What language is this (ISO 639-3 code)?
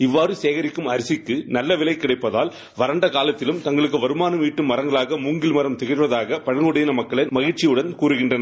tam